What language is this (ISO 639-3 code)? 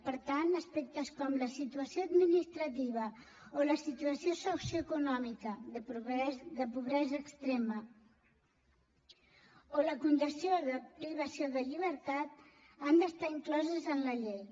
cat